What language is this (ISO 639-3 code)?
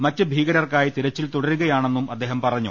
mal